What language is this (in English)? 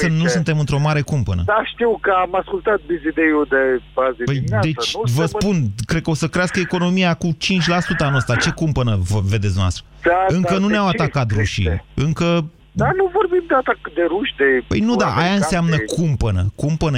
Romanian